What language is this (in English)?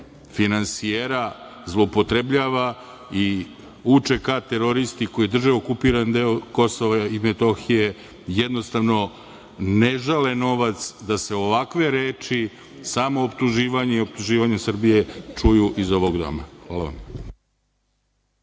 Serbian